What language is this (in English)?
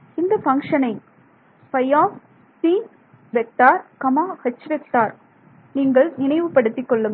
Tamil